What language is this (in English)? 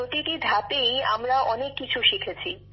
Bangla